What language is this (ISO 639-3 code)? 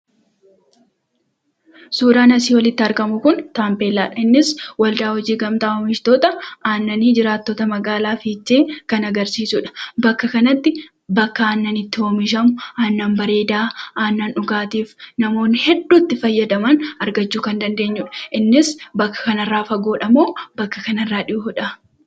orm